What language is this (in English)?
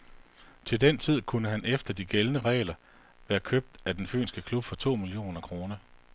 Danish